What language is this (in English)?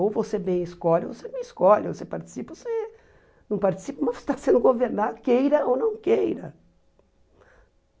Portuguese